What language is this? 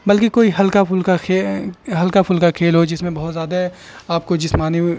Urdu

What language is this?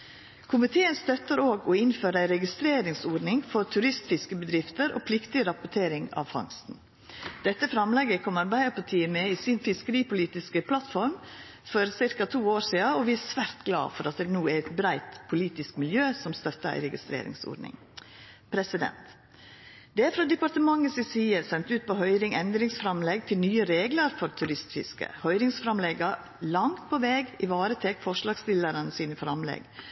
Norwegian Nynorsk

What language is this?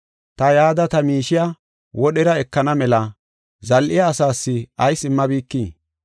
Gofa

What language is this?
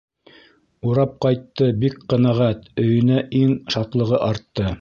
Bashkir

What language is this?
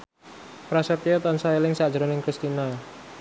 Javanese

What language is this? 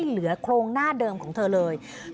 Thai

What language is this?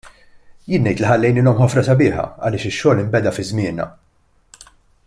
Maltese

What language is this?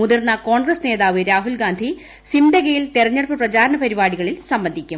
Malayalam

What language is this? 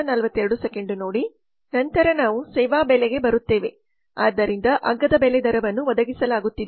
Kannada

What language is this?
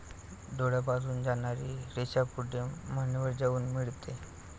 Marathi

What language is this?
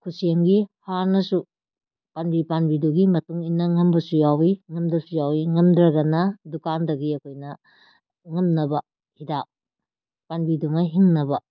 Manipuri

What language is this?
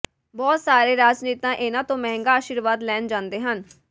Punjabi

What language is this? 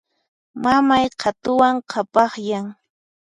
Puno Quechua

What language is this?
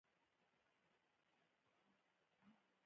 Pashto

